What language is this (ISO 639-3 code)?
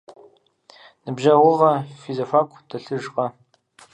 kbd